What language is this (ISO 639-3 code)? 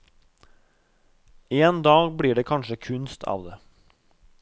nor